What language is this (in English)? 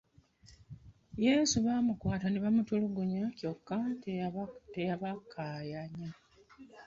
Ganda